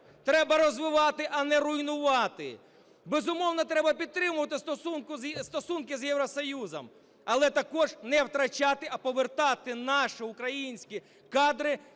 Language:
Ukrainian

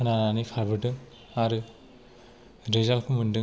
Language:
Bodo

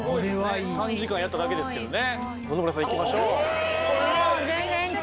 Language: Japanese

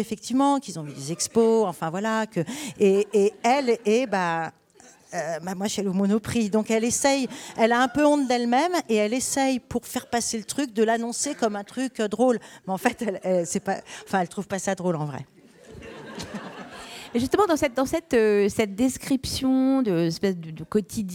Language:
French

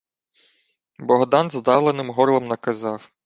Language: Ukrainian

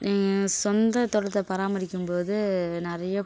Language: Tamil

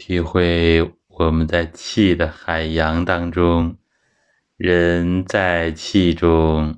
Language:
Chinese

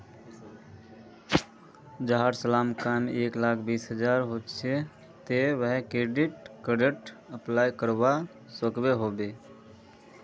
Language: Magahi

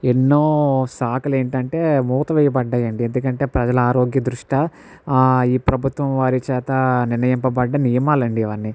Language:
Telugu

